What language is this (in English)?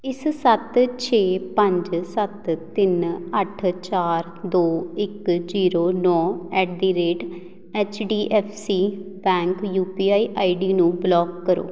Punjabi